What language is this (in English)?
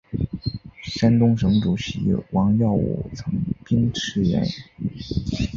Chinese